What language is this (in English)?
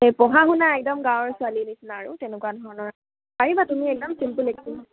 Assamese